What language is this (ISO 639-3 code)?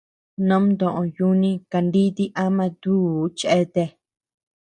cux